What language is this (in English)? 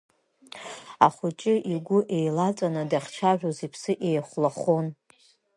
Abkhazian